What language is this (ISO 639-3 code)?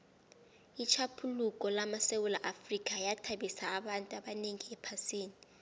nbl